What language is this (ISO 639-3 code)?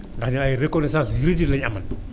wol